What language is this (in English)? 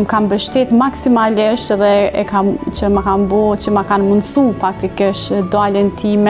Romanian